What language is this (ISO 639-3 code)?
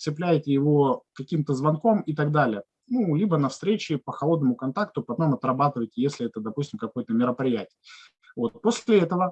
rus